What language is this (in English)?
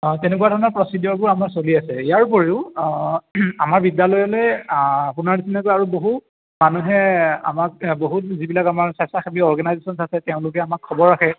Assamese